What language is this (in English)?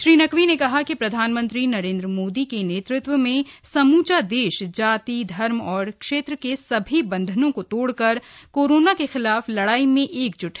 Hindi